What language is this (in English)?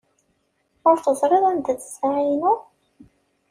Kabyle